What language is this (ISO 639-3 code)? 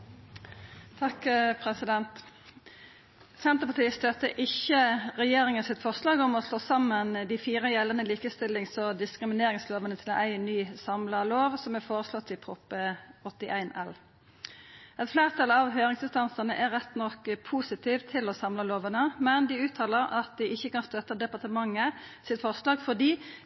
nor